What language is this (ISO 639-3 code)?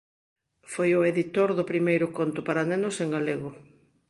glg